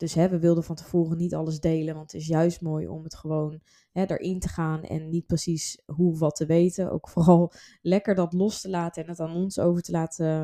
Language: Dutch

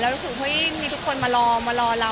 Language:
Thai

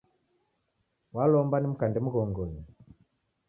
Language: Taita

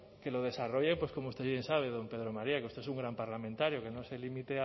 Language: Spanish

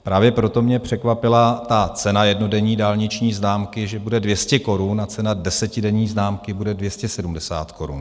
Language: Czech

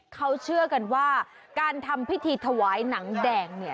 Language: Thai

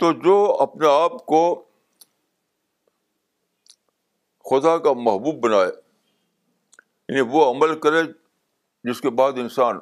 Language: Urdu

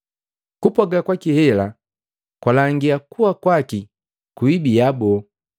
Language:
Matengo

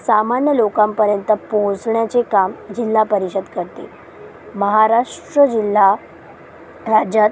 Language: Marathi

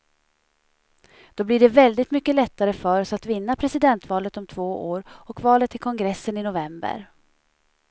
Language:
Swedish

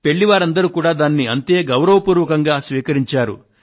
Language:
Telugu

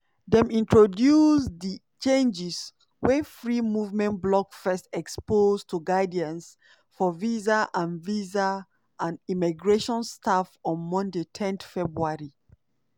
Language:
Nigerian Pidgin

